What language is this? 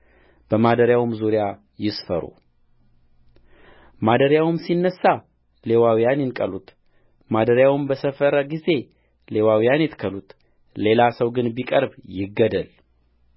Amharic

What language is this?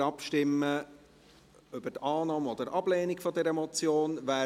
Swiss German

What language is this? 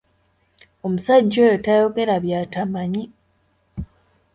Ganda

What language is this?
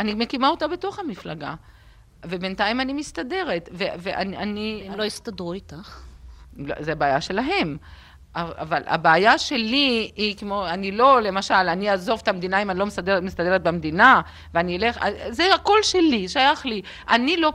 Hebrew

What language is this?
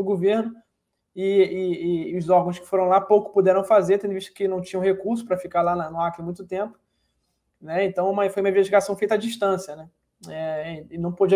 Portuguese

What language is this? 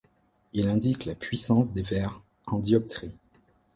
French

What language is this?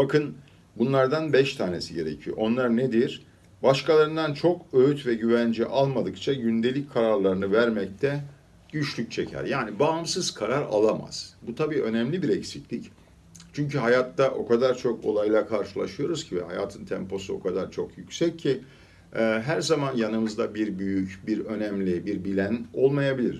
Turkish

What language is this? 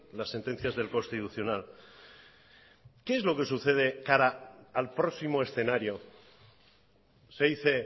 Spanish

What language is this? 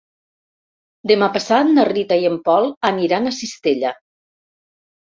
Catalan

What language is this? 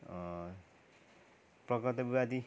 Nepali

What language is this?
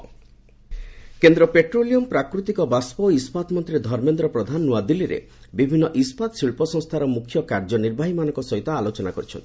Odia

